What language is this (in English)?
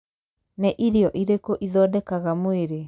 Kikuyu